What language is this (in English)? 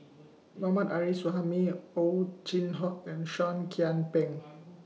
English